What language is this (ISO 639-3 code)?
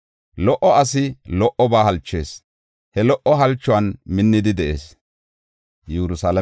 gof